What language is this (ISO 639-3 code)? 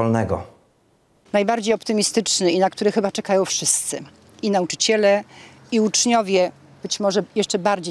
pol